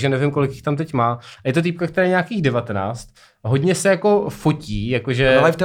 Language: Czech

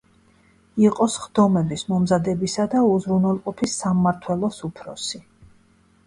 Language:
Georgian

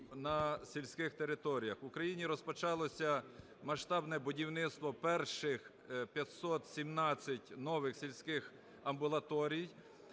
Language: Ukrainian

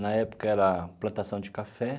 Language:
Portuguese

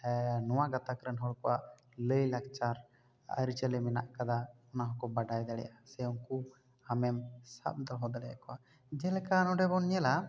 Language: Santali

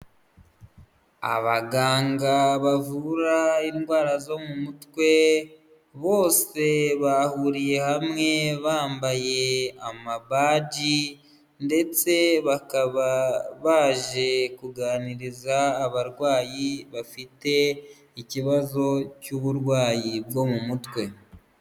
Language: Kinyarwanda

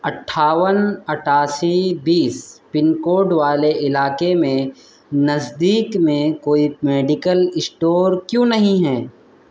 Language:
Urdu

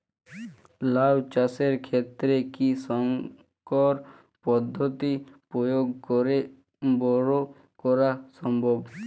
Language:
Bangla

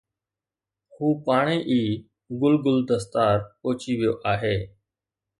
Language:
Sindhi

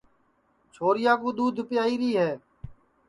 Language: Sansi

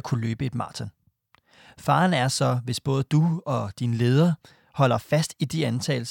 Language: Danish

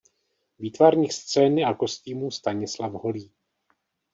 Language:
Czech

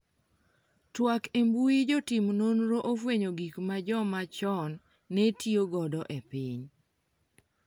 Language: Luo (Kenya and Tanzania)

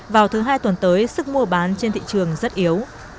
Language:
Vietnamese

